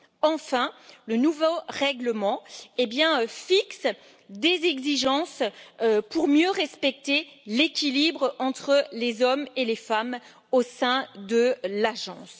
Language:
French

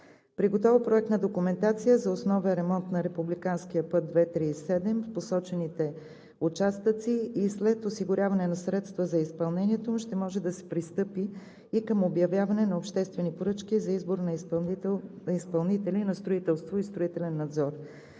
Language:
Bulgarian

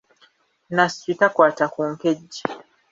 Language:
Ganda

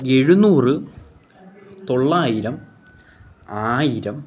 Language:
Malayalam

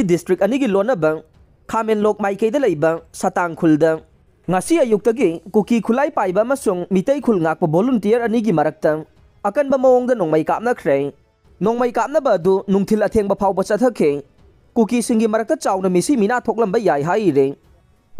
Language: Filipino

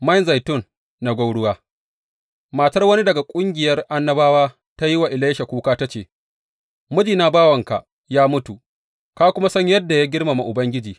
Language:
Hausa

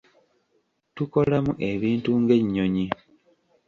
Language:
Ganda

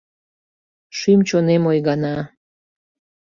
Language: Mari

